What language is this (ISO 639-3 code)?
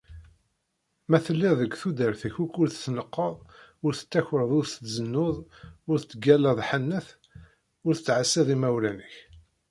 kab